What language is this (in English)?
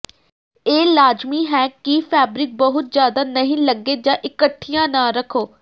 Punjabi